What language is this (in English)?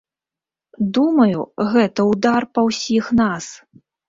Belarusian